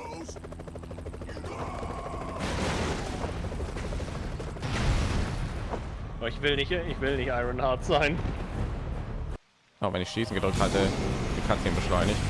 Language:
German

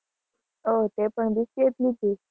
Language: Gujarati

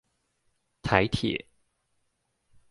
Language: Chinese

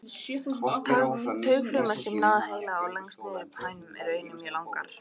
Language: Icelandic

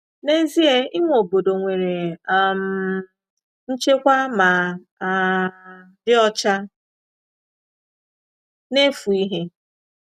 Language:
Igbo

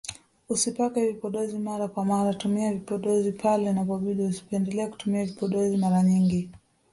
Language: Swahili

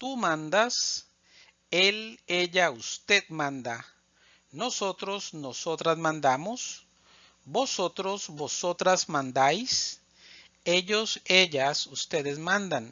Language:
Spanish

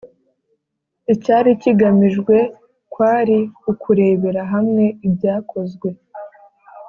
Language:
Kinyarwanda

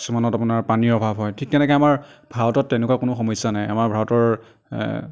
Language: Assamese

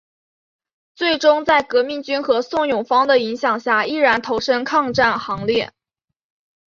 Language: Chinese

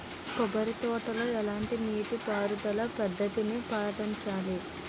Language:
Telugu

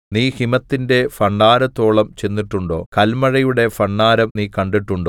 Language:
Malayalam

